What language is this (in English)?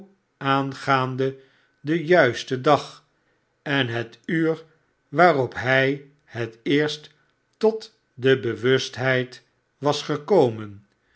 Dutch